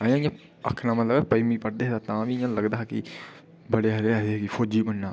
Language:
Dogri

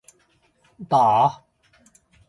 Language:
Chinese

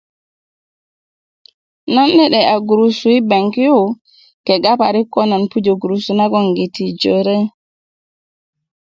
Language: Kuku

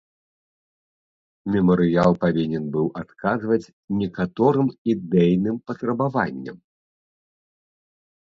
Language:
Belarusian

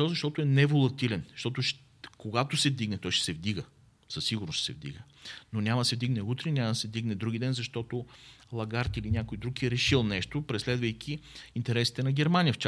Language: Bulgarian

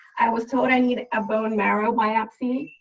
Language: English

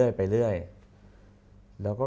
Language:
Thai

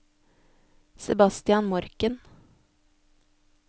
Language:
Norwegian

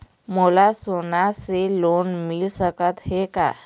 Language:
Chhattisgarhi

